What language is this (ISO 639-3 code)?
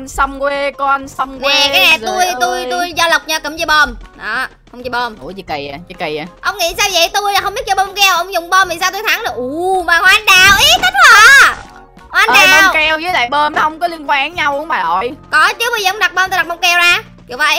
vie